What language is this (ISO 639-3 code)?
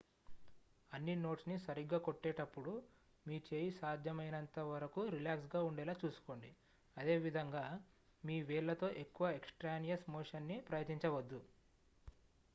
tel